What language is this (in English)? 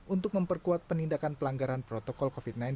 Indonesian